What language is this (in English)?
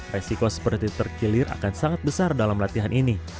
Indonesian